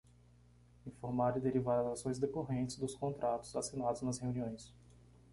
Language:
Portuguese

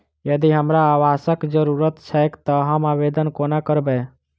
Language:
Maithili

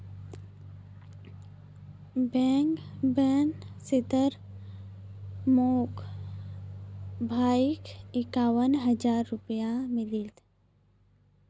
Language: Magahi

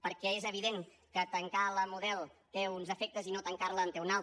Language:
Catalan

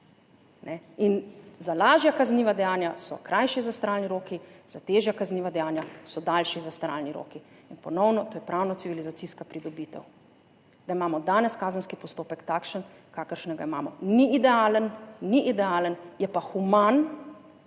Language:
Slovenian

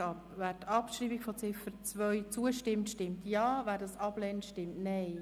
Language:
Swiss German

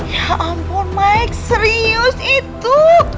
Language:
Indonesian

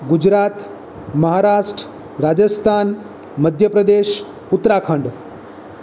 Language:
Gujarati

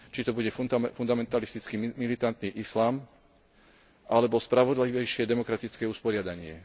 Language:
Slovak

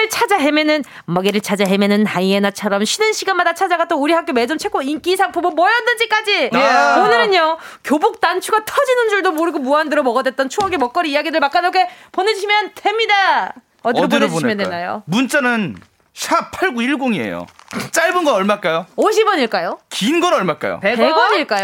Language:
Korean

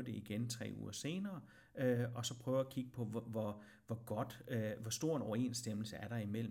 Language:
Danish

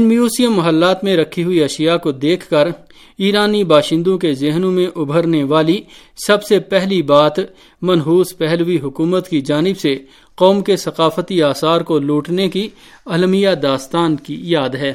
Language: Urdu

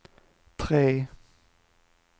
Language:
Swedish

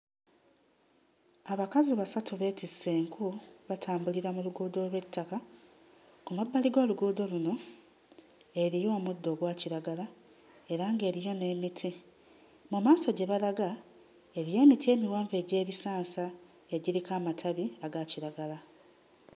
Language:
Ganda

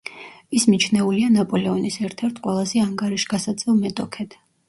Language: Georgian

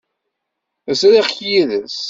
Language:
Kabyle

